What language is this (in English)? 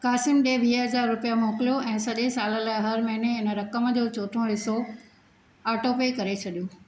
Sindhi